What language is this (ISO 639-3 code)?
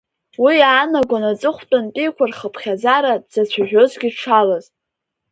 abk